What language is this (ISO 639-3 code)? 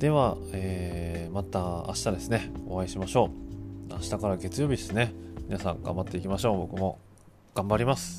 jpn